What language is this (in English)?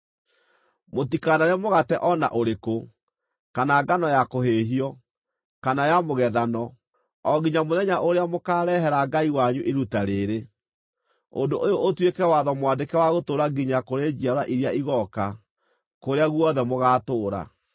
Kikuyu